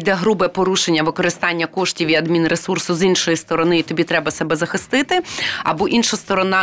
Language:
Ukrainian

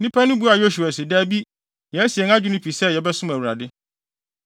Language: Akan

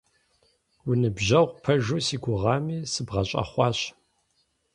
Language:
Kabardian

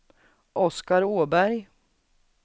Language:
Swedish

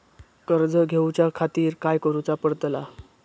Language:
Marathi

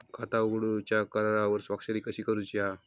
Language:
Marathi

